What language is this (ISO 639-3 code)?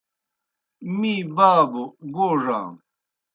plk